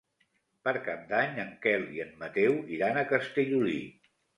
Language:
Catalan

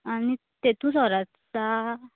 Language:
Konkani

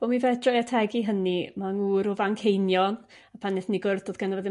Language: Welsh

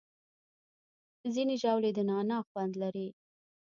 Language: Pashto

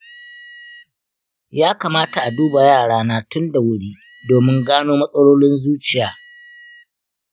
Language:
Hausa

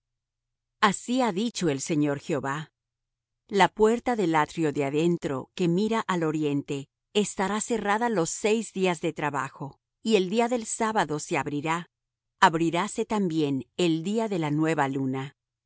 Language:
Spanish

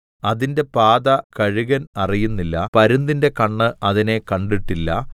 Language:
Malayalam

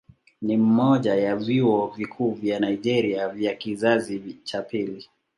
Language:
Swahili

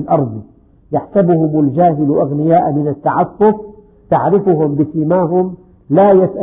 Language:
Arabic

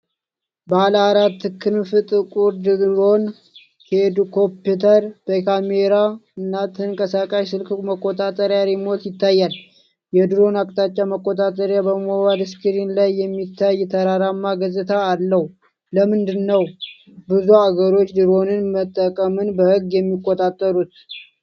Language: Amharic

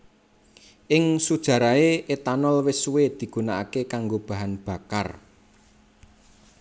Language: Javanese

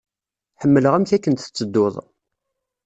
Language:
Kabyle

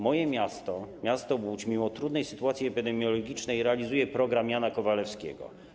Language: Polish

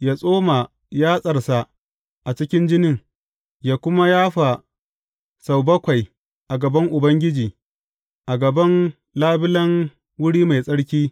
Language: Hausa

